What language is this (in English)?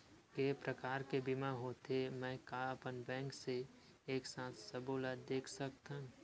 Chhattisgarhi